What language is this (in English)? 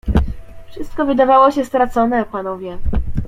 Polish